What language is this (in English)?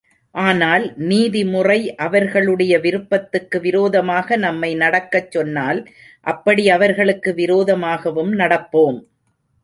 Tamil